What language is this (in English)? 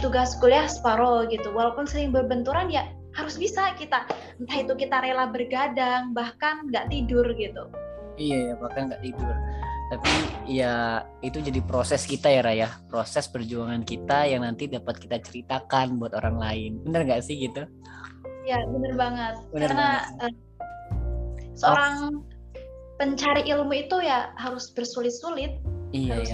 Indonesian